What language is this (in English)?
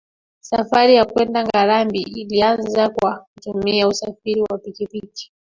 Swahili